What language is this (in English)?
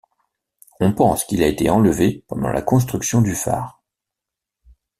French